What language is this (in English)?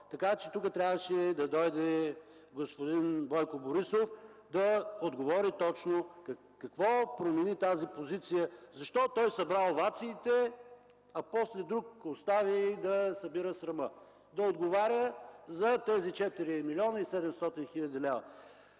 Bulgarian